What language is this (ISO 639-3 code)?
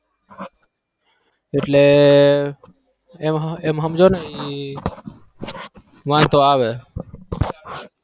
guj